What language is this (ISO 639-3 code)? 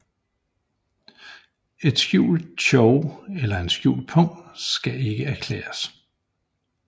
dan